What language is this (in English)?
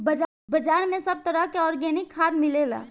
Bhojpuri